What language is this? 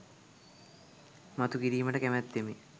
Sinhala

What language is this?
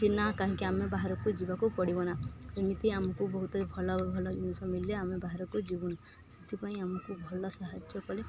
Odia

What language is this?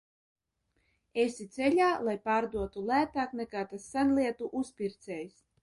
Latvian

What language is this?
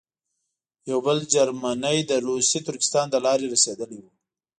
Pashto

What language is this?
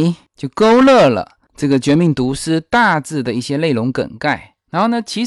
Chinese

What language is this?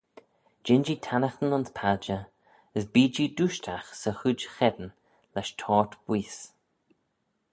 Manx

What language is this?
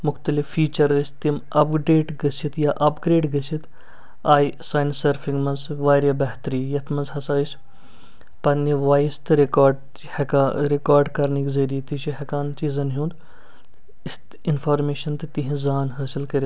Kashmiri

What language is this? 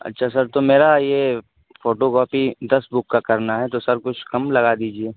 Urdu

